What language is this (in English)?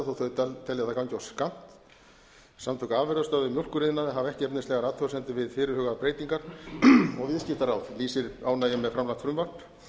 Icelandic